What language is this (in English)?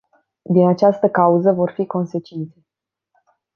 Romanian